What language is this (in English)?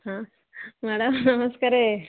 Odia